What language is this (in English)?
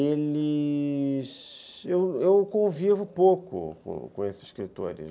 Portuguese